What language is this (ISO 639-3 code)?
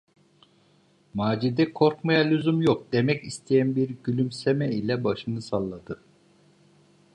tur